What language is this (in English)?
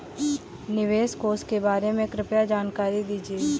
Hindi